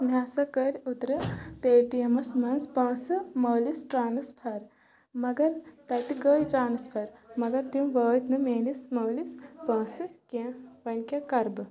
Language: Kashmiri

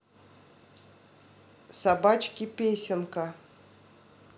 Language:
Russian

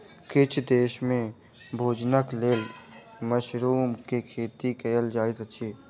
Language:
Maithili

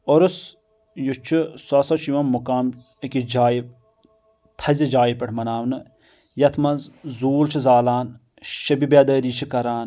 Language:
Kashmiri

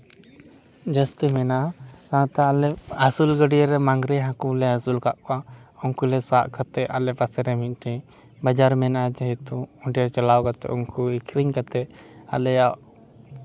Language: Santali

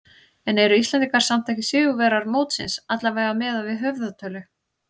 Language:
Icelandic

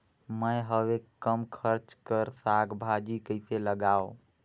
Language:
Chhattisgarhi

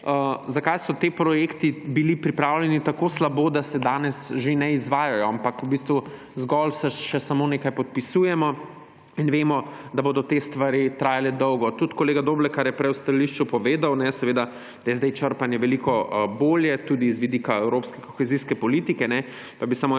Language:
Slovenian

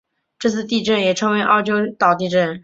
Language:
Chinese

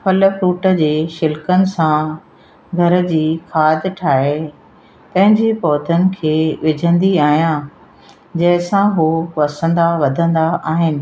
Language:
Sindhi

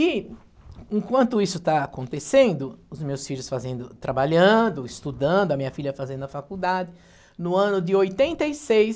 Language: Portuguese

